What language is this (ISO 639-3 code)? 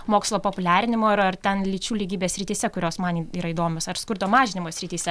lit